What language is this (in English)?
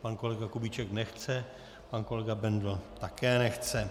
Czech